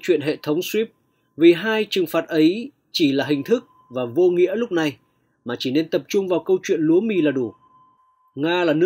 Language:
Vietnamese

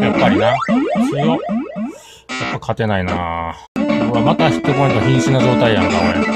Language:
Japanese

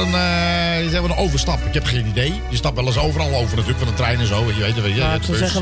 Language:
Dutch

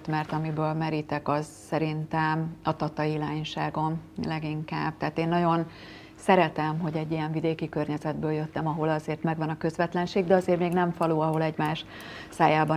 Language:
Hungarian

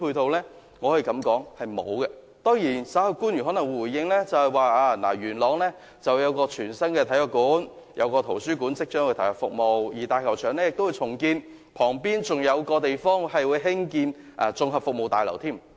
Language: Cantonese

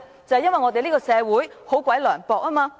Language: Cantonese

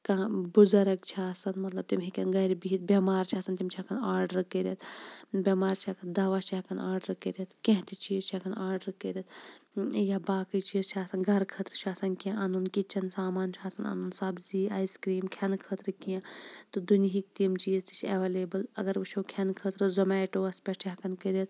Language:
Kashmiri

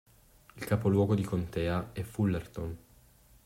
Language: Italian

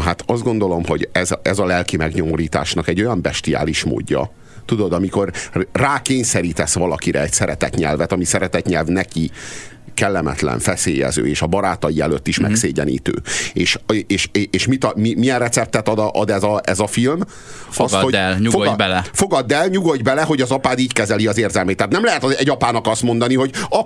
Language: Hungarian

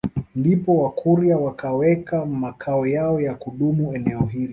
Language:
Swahili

